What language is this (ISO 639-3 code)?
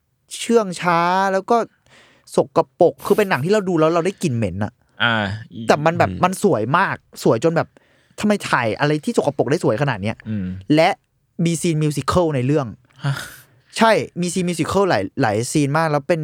tha